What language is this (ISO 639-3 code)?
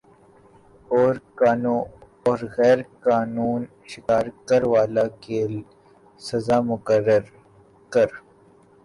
urd